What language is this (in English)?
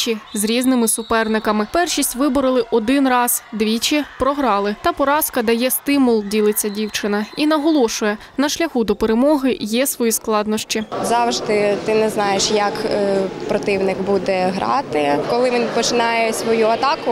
Ukrainian